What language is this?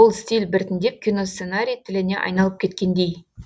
Kazakh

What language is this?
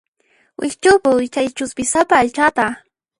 Puno Quechua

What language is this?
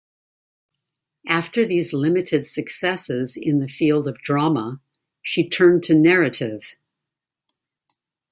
English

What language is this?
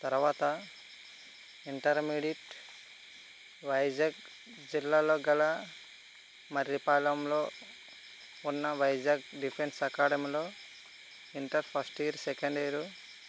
Telugu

